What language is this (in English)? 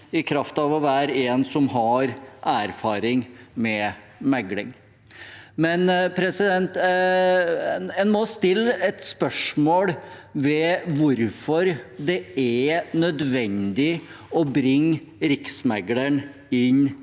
Norwegian